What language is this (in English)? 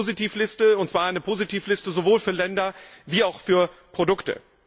German